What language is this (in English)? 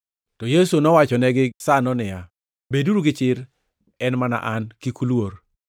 Luo (Kenya and Tanzania)